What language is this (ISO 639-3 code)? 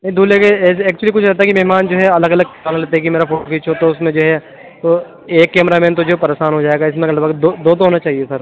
urd